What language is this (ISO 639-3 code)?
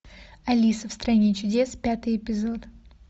rus